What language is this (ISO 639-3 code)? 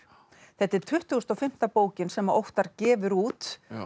isl